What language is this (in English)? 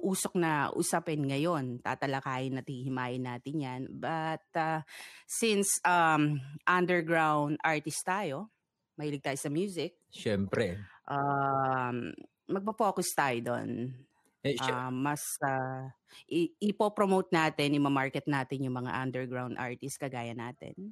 Filipino